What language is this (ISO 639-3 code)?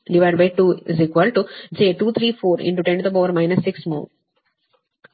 kan